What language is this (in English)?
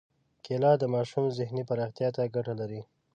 Pashto